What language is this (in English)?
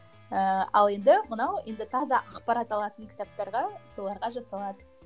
Kazakh